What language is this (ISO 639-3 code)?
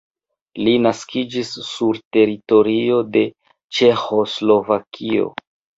epo